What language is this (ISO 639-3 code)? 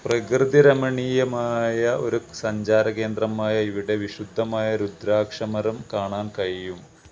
mal